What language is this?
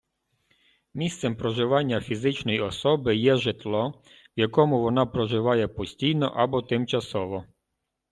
Ukrainian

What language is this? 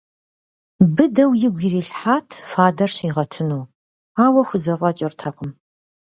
Kabardian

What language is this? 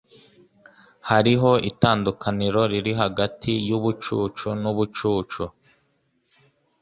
Kinyarwanda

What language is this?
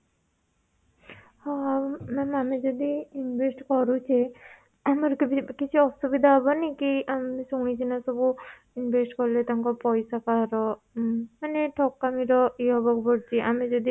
Odia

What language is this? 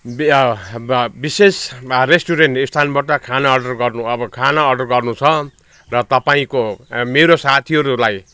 Nepali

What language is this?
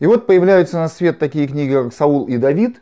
Russian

